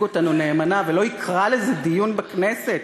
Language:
Hebrew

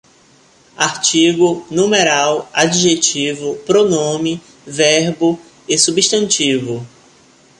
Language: Portuguese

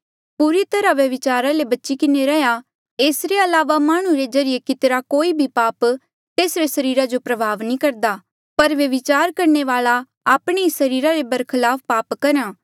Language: Mandeali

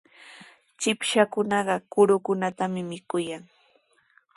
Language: Sihuas Ancash Quechua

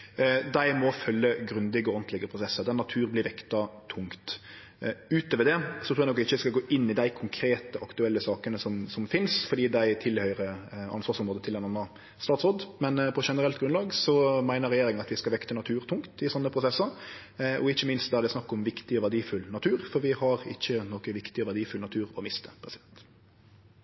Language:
Norwegian Nynorsk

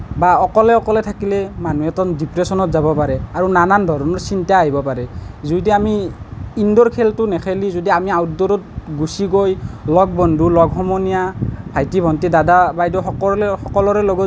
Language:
Assamese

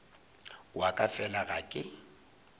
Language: Northern Sotho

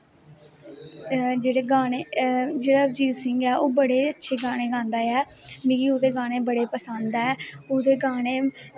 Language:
Dogri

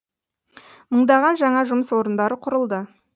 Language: Kazakh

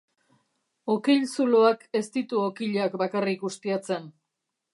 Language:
Basque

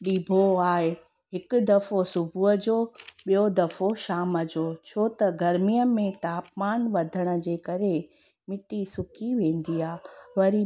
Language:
Sindhi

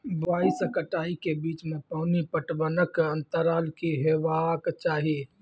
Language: Maithili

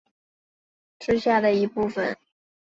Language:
Chinese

